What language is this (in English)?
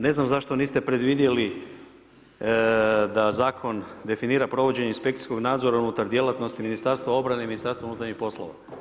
Croatian